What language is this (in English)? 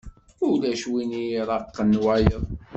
Kabyle